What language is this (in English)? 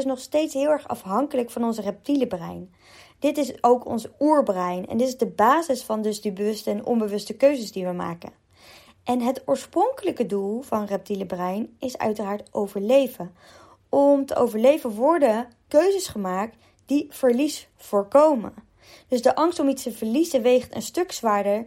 Dutch